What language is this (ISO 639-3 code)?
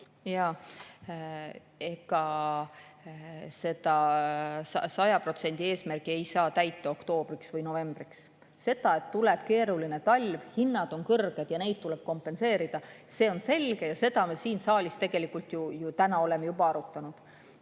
est